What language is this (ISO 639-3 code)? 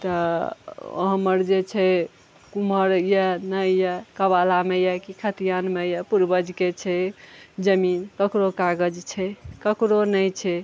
mai